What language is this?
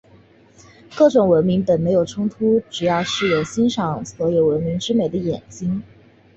Chinese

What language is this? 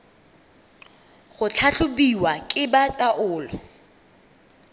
Tswana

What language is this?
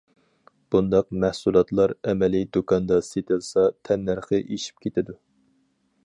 Uyghur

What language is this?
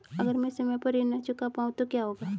Hindi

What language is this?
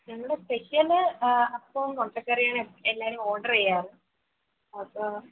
Malayalam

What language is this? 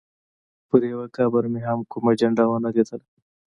Pashto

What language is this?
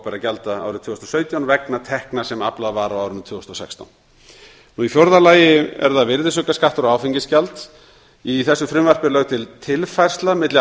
Icelandic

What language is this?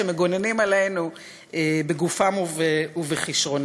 Hebrew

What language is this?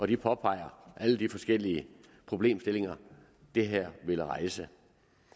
Danish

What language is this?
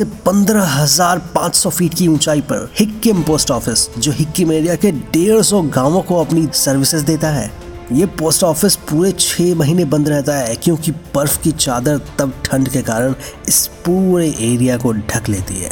Hindi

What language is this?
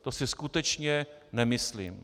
Czech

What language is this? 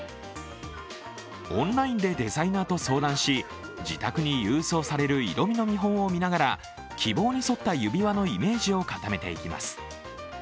Japanese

